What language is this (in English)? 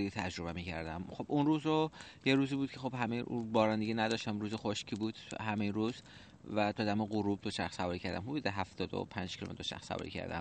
Persian